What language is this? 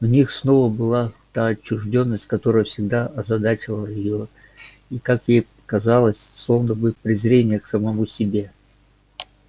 Russian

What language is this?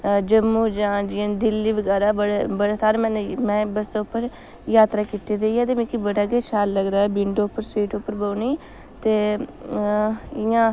Dogri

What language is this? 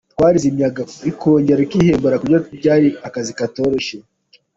Kinyarwanda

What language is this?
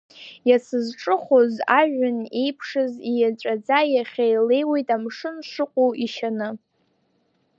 Abkhazian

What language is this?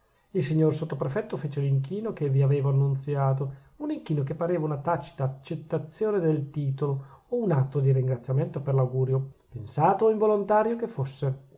Italian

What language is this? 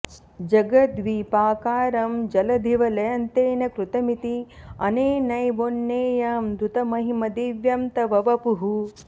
Sanskrit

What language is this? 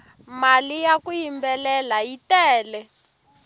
Tsonga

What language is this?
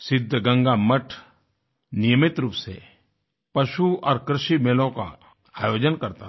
Hindi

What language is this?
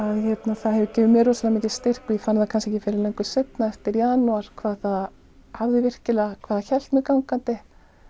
Icelandic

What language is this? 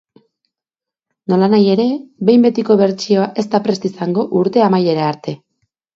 Basque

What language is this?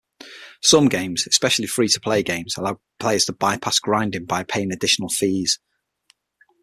English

